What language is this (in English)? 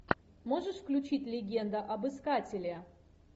Russian